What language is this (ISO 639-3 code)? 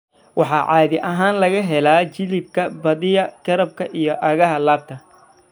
som